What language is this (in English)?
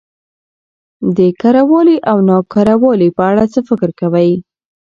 Pashto